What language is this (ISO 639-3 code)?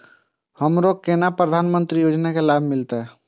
mai